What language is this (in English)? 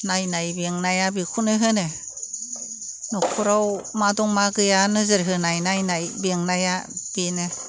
Bodo